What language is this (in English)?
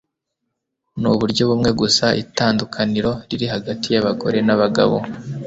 Kinyarwanda